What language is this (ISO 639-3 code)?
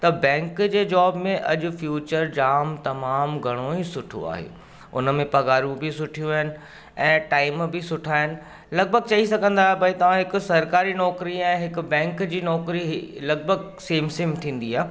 snd